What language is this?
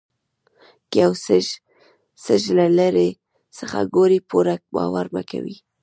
Pashto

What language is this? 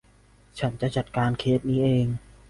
Thai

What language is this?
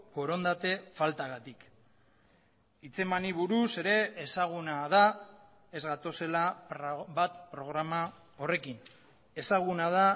Basque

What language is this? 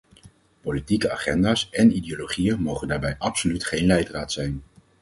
Dutch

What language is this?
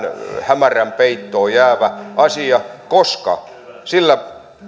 Finnish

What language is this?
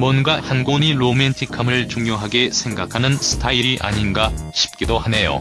Korean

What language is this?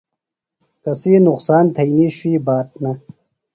Phalura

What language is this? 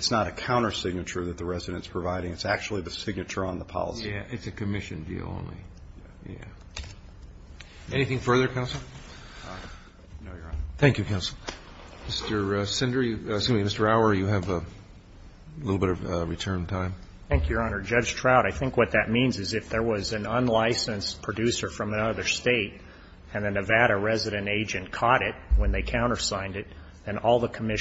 English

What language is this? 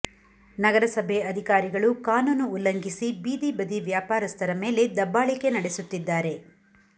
Kannada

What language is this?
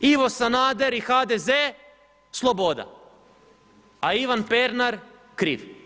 Croatian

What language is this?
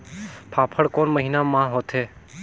Chhattisgarhi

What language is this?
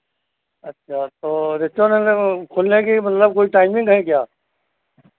Hindi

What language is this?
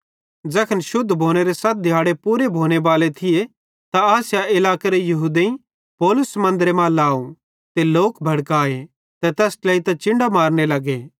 Bhadrawahi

